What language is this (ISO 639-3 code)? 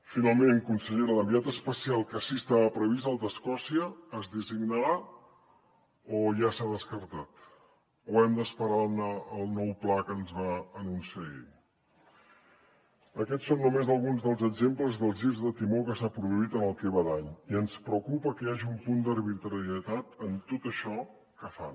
cat